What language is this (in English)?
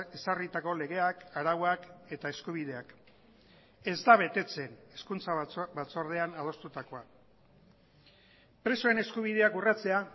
Basque